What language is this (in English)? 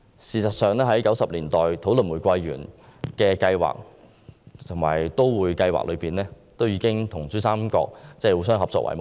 Cantonese